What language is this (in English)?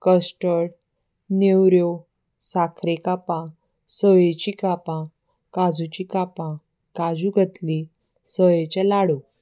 Konkani